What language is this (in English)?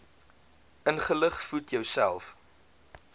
Afrikaans